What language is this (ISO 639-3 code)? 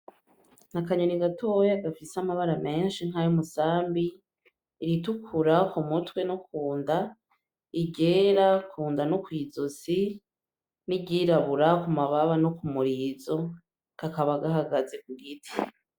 run